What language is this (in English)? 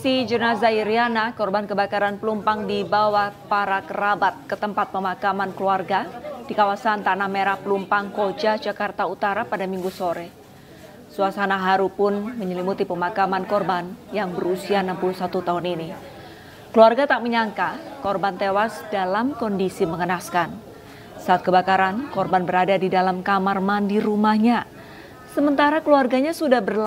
Indonesian